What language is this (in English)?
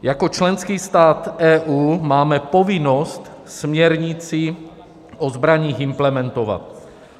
Czech